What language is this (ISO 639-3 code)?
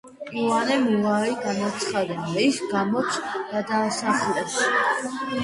kat